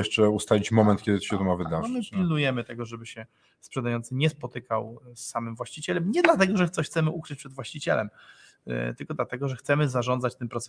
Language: Polish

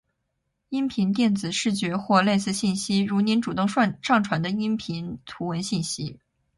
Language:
Chinese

